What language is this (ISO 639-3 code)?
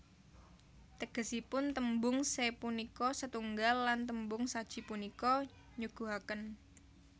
jav